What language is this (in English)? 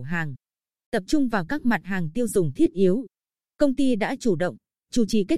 Vietnamese